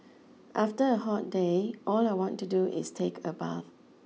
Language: English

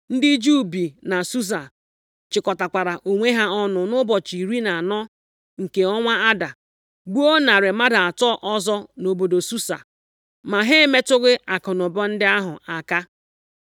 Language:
Igbo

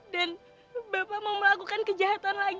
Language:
Indonesian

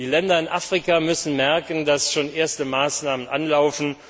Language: German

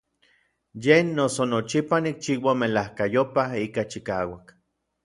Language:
Orizaba Nahuatl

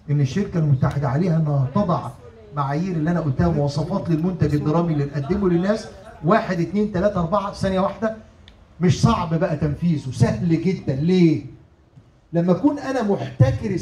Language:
Arabic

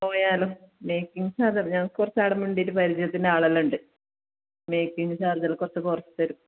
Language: Malayalam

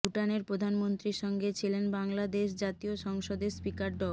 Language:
Bangla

